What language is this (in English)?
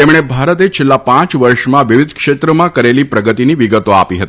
Gujarati